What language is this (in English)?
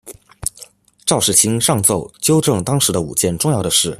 Chinese